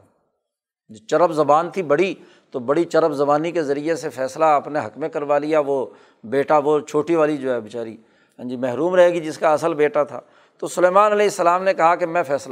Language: Urdu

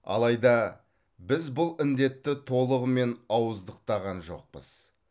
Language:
Kazakh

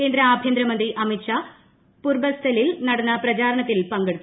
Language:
Malayalam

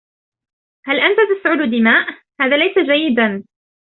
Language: Arabic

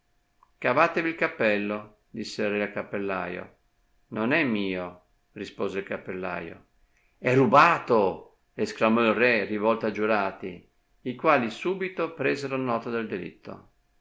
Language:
Italian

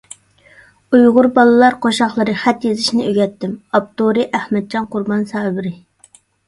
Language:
Uyghur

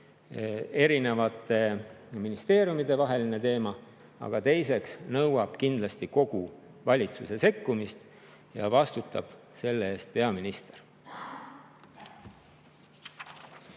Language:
Estonian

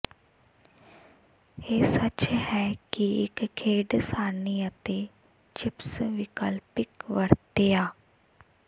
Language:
Punjabi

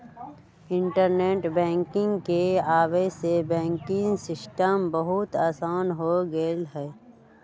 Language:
Magahi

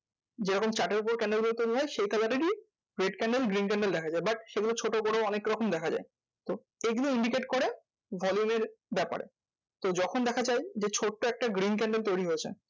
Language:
Bangla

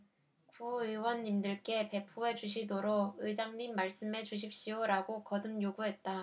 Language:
Korean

